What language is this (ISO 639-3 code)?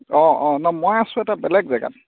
asm